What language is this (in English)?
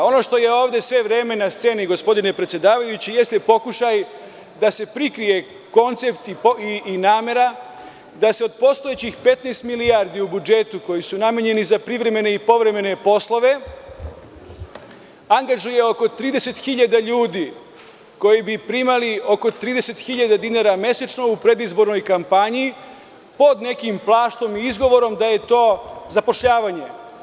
Serbian